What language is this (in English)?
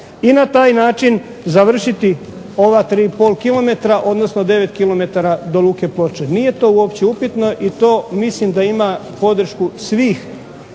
Croatian